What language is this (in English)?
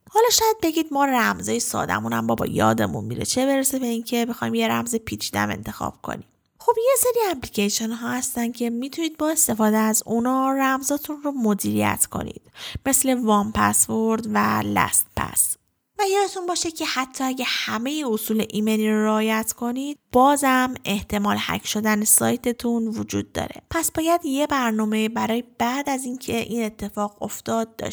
Persian